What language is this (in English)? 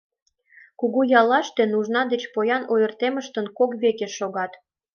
Mari